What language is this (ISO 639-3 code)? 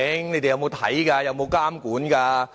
yue